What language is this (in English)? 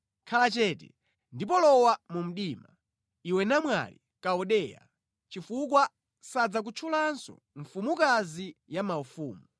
Nyanja